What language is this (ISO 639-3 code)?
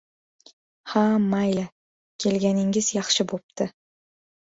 uzb